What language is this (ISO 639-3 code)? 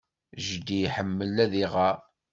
kab